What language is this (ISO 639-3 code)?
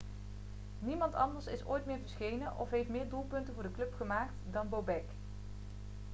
nld